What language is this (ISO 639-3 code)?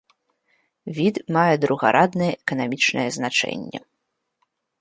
bel